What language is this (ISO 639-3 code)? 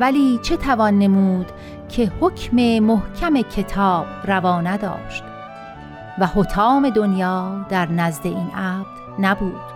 fas